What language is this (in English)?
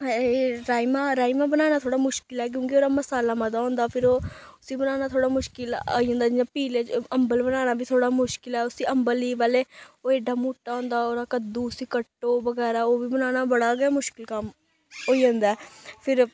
Dogri